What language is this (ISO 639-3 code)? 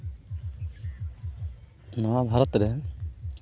sat